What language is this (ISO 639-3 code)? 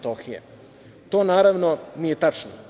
srp